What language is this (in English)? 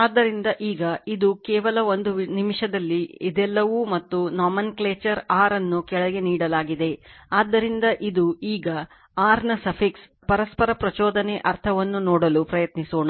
Kannada